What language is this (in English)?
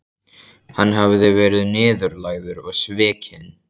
Icelandic